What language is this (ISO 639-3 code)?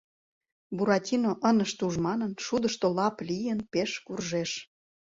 chm